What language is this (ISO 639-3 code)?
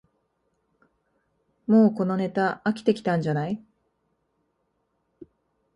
jpn